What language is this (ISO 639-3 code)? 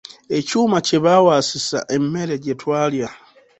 lug